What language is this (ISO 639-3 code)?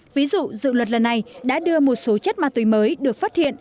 vie